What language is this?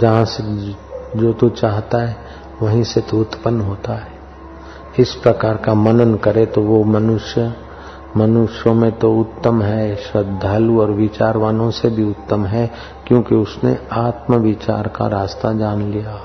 Hindi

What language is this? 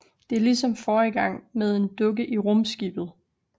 Danish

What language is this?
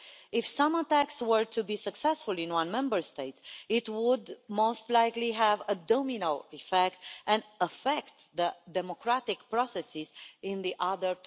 English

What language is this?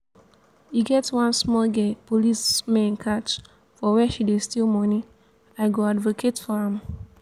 Nigerian Pidgin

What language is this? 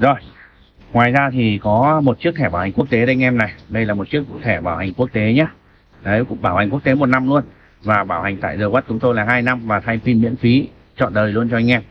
Vietnamese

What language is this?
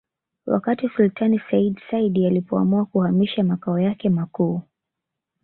Swahili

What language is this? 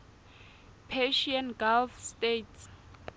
Southern Sotho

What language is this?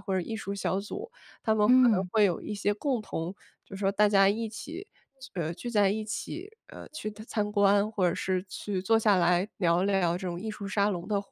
Chinese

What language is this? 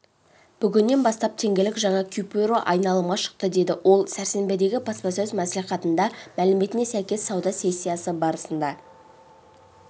Kazakh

